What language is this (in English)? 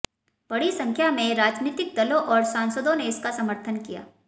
Hindi